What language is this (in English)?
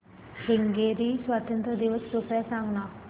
Marathi